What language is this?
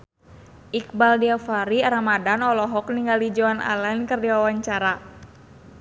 Sundanese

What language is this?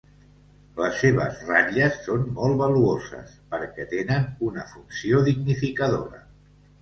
Catalan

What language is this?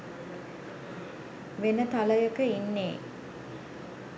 Sinhala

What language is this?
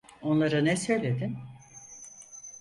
Turkish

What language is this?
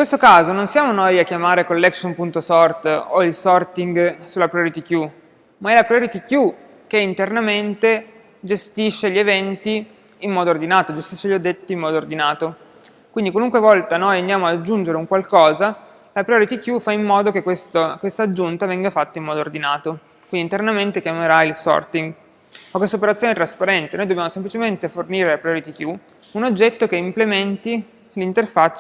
Italian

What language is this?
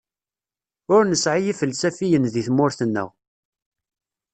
Kabyle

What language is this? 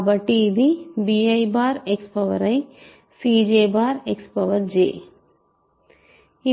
Telugu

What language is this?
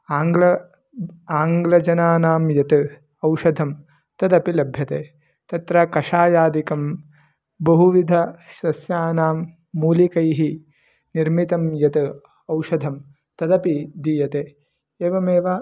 Sanskrit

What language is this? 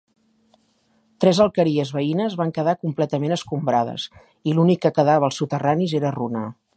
Catalan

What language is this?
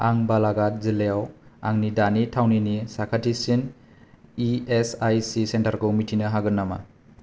Bodo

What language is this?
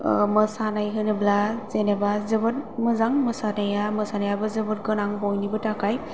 Bodo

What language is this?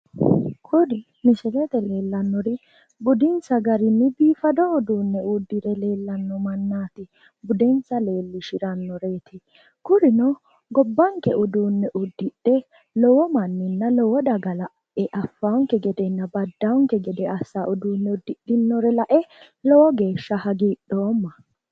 Sidamo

